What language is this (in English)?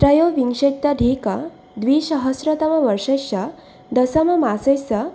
Sanskrit